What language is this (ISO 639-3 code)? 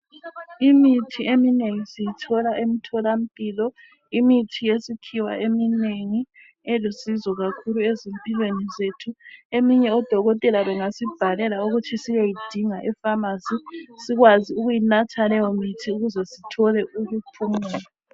nde